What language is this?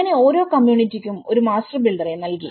Malayalam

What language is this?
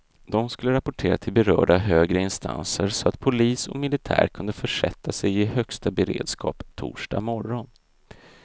Swedish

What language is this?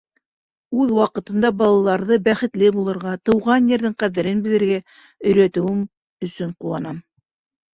Bashkir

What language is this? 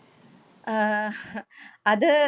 Malayalam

